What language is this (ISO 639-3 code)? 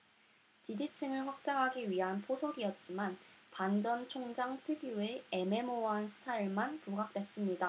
kor